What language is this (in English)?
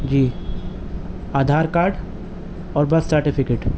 Urdu